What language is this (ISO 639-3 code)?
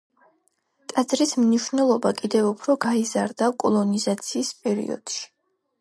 kat